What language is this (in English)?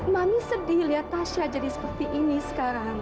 Indonesian